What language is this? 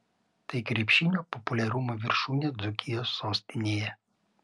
Lithuanian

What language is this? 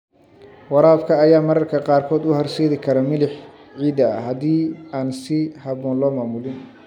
Somali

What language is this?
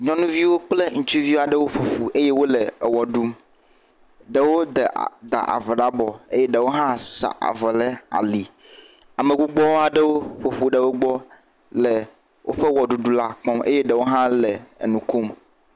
Ewe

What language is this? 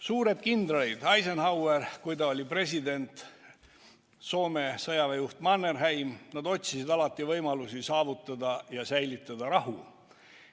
Estonian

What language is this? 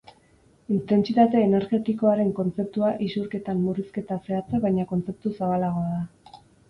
Basque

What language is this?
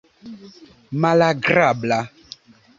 Esperanto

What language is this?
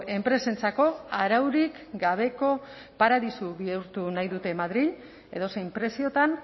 Basque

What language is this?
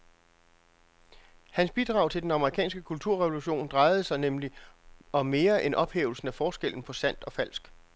Danish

